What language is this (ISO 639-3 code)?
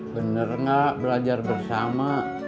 ind